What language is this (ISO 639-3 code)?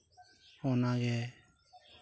sat